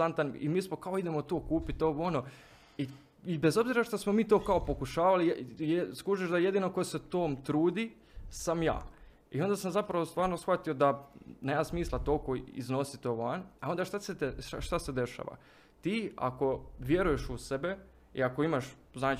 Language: Croatian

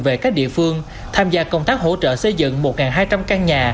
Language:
Vietnamese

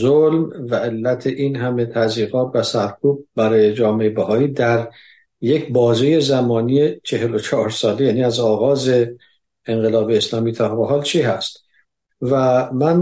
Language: Persian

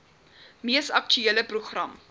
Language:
Afrikaans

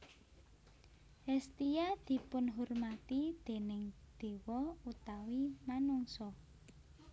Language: Javanese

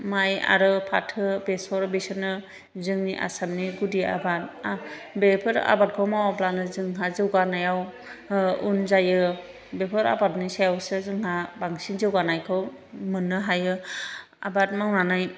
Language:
Bodo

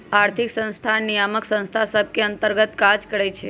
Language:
Magahi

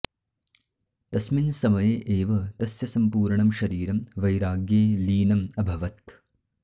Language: Sanskrit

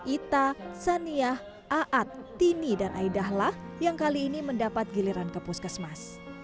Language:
Indonesian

